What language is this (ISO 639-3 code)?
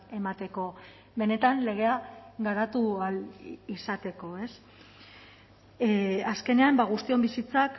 eus